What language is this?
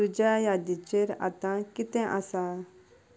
Konkani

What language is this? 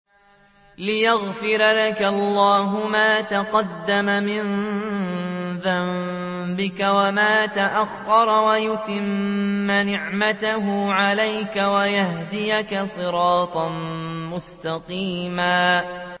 Arabic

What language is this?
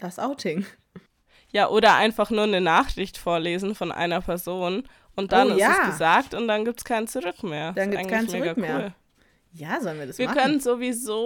German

